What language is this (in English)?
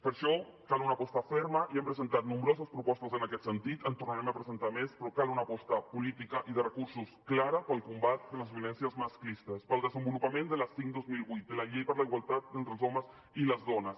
Catalan